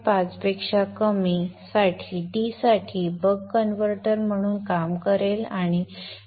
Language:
Marathi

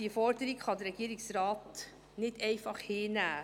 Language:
Swiss German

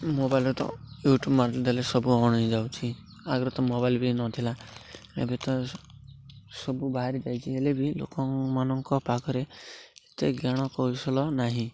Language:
Odia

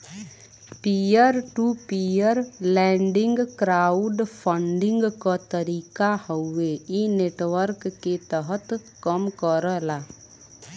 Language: Bhojpuri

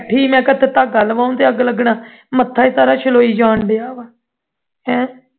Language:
Punjabi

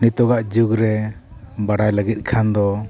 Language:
Santali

